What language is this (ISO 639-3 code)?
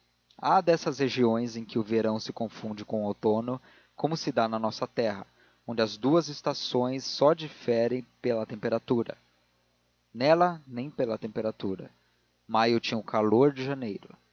por